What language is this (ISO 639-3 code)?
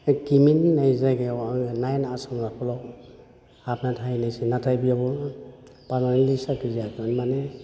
brx